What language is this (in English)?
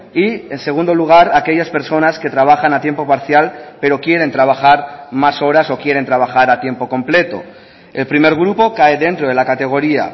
Spanish